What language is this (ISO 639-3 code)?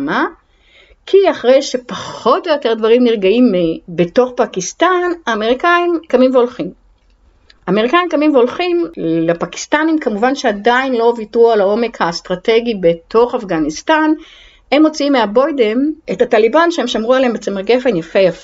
heb